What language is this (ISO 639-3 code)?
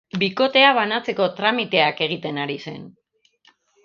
eus